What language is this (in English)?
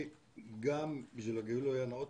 Hebrew